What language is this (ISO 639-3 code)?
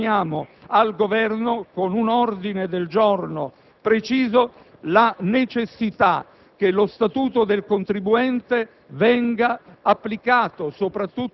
ita